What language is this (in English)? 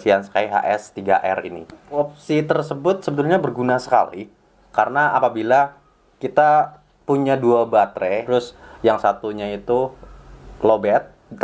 Indonesian